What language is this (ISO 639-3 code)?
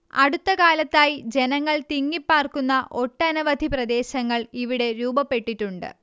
mal